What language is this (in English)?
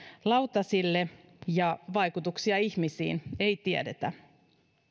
Finnish